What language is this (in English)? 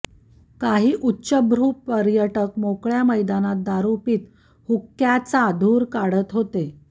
Marathi